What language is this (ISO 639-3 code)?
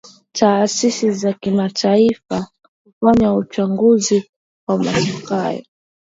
swa